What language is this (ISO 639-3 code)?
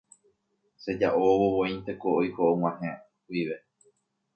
grn